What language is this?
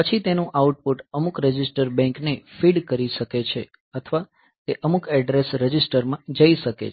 Gujarati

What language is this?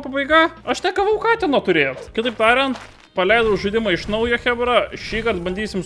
Lithuanian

